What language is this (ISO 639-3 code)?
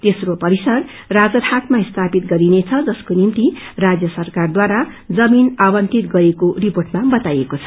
nep